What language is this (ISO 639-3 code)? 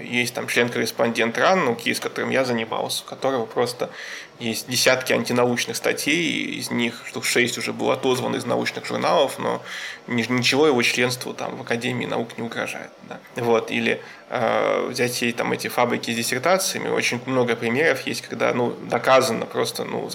rus